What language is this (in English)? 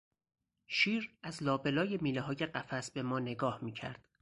Persian